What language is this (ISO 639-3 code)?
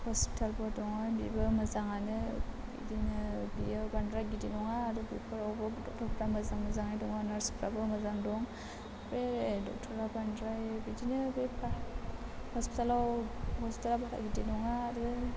brx